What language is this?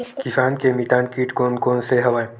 Chhattisgarhi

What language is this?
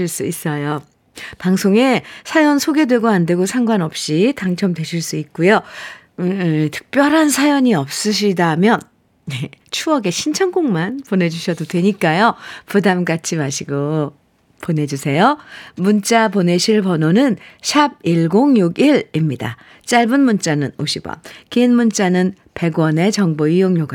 Korean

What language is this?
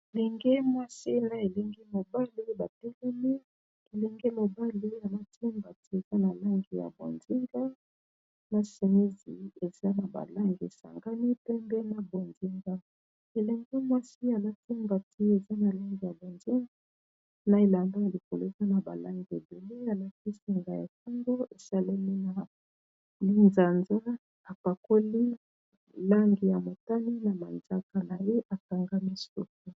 Lingala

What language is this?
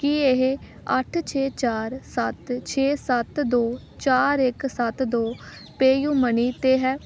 Punjabi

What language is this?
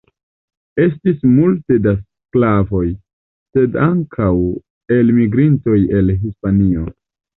Esperanto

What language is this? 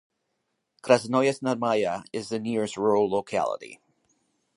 English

